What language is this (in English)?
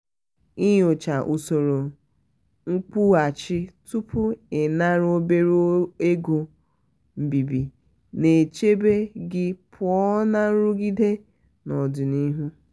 Igbo